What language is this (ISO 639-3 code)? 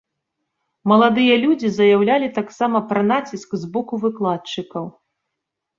bel